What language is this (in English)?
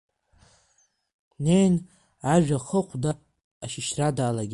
Abkhazian